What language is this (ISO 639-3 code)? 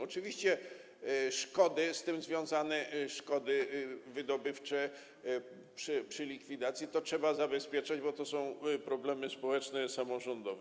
pol